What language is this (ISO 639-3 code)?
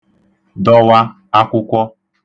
ibo